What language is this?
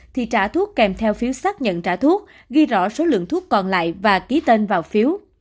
Vietnamese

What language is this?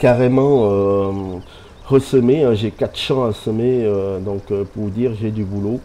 French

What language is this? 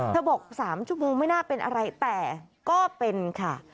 Thai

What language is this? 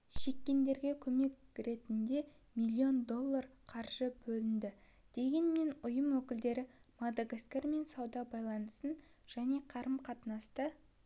Kazakh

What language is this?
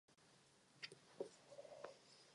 Czech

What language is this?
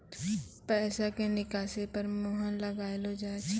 Maithili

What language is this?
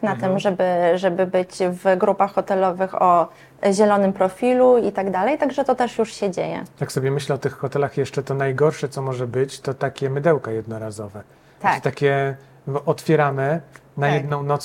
Polish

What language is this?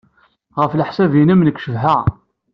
Kabyle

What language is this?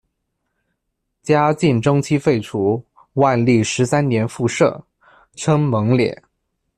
Chinese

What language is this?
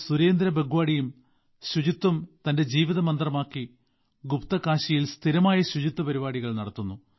Malayalam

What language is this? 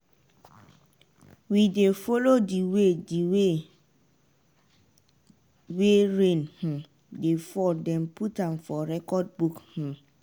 Nigerian Pidgin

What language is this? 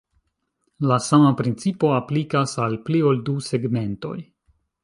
Esperanto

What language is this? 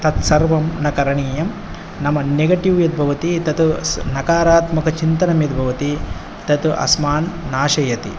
Sanskrit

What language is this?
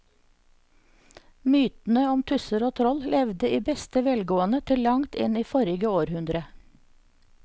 Norwegian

